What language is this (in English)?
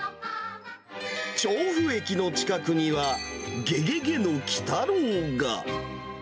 Japanese